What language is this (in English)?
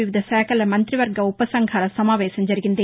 Telugu